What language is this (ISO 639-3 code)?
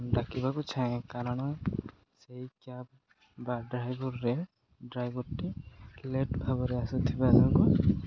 ori